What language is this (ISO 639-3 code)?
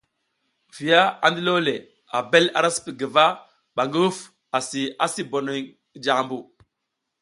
giz